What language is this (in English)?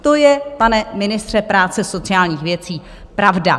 Czech